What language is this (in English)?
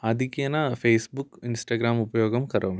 Sanskrit